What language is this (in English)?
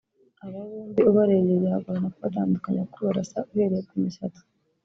Kinyarwanda